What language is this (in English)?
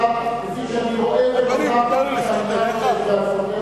Hebrew